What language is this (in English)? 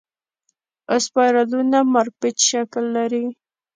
Pashto